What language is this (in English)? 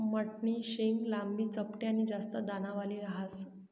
Marathi